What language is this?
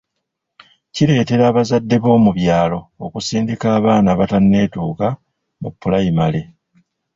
Ganda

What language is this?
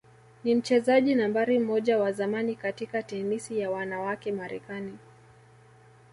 Swahili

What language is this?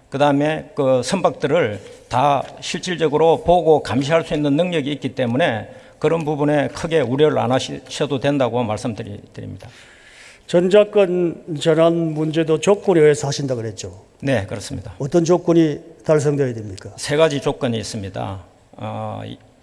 Korean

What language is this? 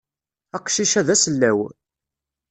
Kabyle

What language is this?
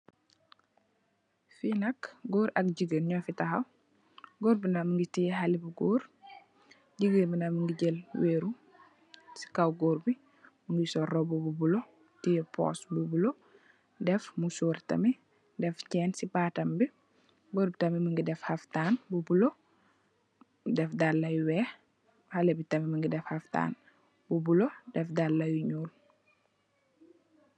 Wolof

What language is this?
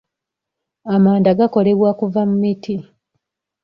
Ganda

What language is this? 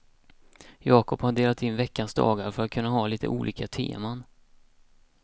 Swedish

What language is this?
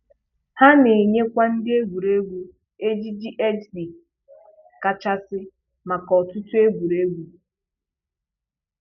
Igbo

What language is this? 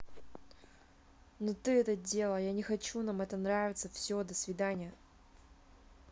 Russian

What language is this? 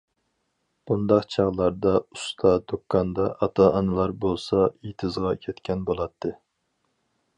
Uyghur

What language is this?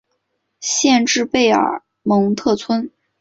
Chinese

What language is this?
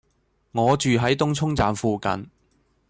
Cantonese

